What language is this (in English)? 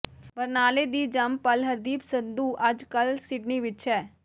Punjabi